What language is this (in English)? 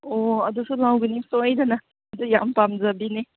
Manipuri